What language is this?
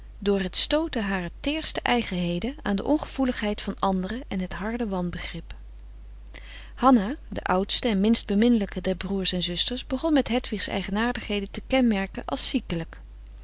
Dutch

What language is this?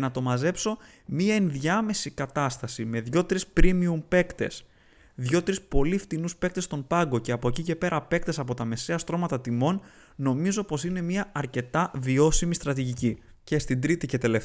Greek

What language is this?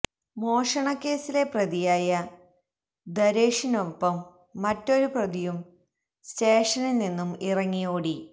Malayalam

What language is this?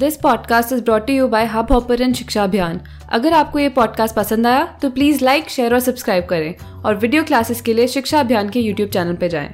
Hindi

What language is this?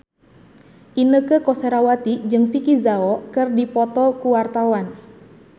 Sundanese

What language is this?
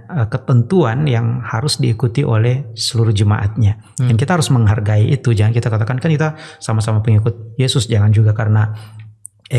Indonesian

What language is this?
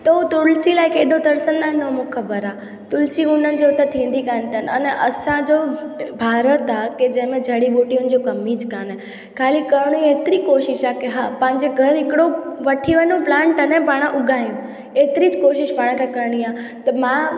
Sindhi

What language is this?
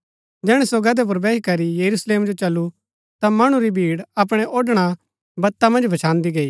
Gaddi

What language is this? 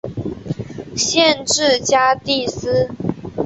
Chinese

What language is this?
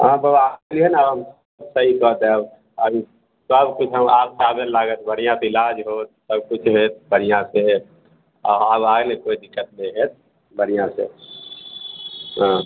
Maithili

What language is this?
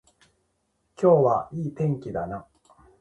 Japanese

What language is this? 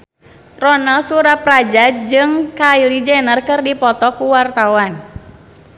Sundanese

